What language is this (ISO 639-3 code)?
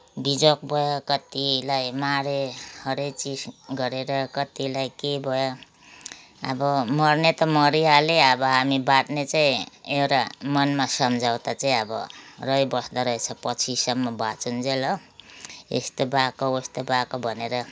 nep